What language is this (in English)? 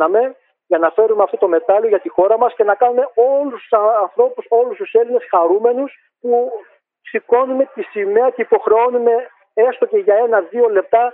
Greek